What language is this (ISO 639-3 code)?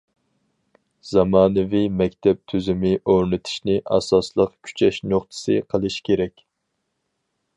uig